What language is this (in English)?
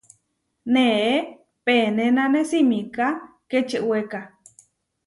Huarijio